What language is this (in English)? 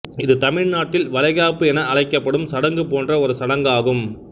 Tamil